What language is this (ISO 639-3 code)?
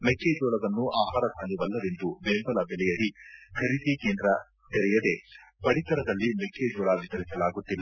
kan